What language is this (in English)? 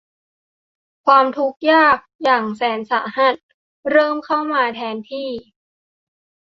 Thai